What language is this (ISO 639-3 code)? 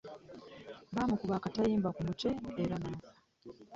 lug